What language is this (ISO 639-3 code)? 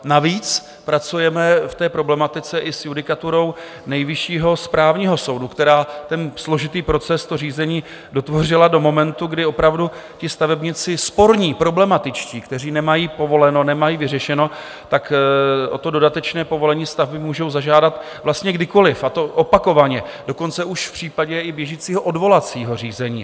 ces